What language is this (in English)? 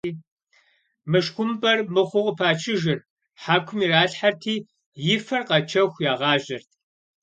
Kabardian